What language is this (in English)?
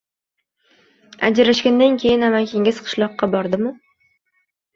Uzbek